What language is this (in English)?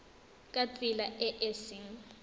Tswana